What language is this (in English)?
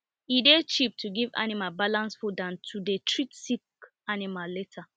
Nigerian Pidgin